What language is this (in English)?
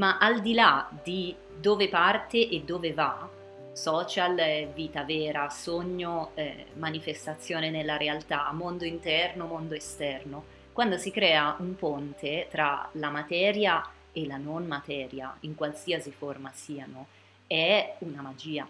Italian